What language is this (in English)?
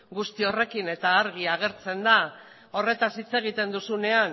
Basque